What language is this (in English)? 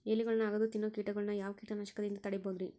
Kannada